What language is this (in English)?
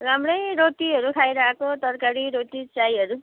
Nepali